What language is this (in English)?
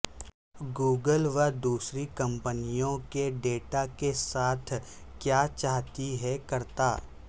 Urdu